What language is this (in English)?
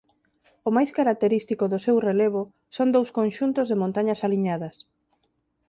Galician